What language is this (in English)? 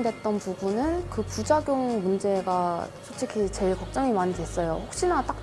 Korean